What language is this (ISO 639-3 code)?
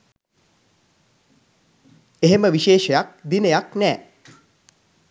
sin